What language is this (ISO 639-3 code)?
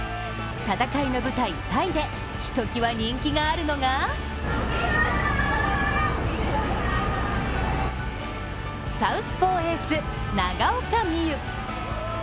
jpn